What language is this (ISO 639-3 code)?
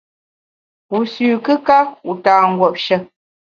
bax